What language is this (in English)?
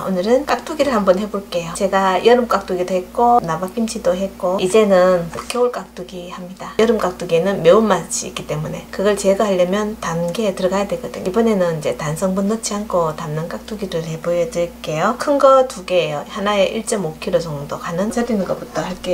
Korean